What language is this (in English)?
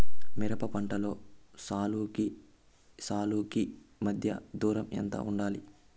Telugu